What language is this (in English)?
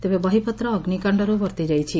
Odia